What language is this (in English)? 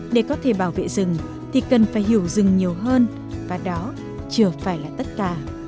Vietnamese